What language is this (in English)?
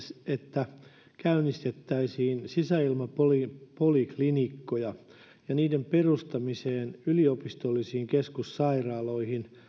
Finnish